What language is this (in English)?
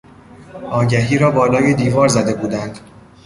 Persian